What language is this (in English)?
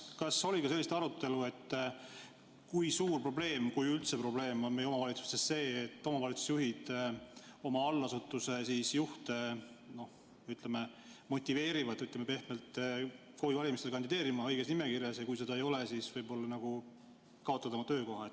Estonian